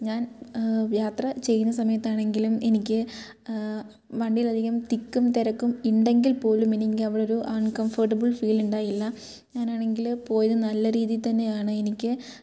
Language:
Malayalam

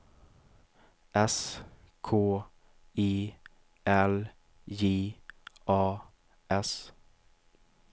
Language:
Swedish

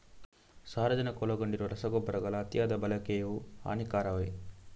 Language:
Kannada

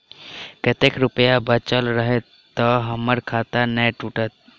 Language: Maithili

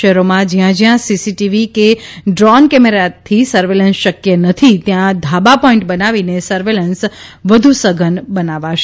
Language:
Gujarati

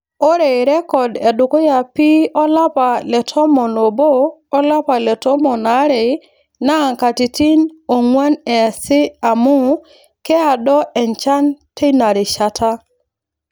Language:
Masai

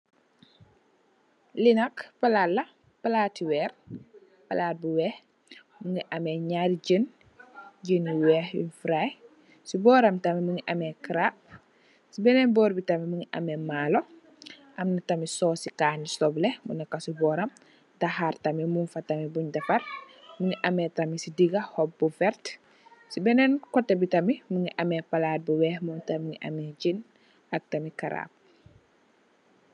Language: Wolof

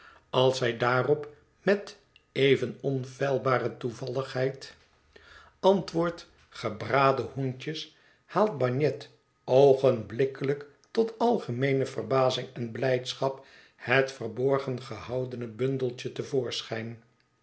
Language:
Dutch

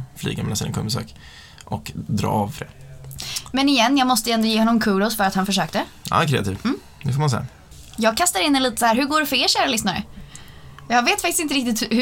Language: Swedish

